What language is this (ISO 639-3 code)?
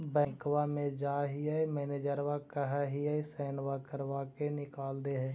mag